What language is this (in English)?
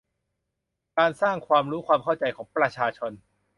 Thai